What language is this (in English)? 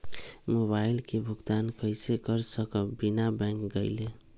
Magahi